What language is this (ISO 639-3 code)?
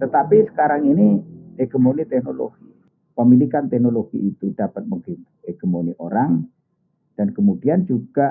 ind